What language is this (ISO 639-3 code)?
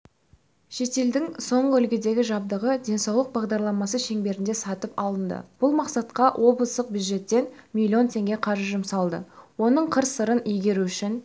kaz